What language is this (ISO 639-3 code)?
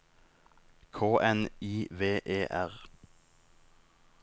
nor